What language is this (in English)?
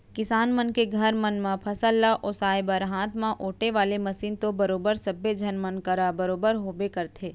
Chhattisgarhi